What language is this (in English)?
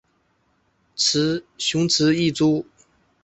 Chinese